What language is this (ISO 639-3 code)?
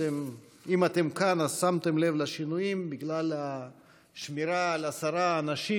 heb